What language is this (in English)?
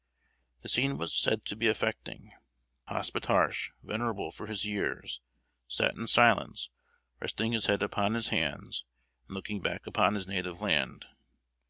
English